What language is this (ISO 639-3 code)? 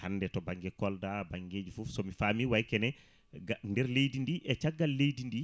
ful